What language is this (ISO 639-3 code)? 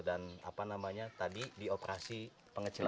ind